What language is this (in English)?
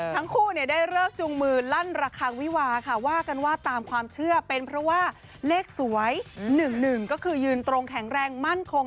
Thai